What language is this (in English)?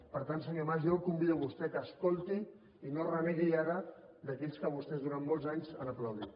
Catalan